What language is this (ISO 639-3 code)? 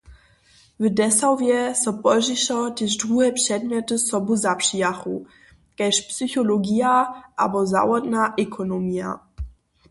hsb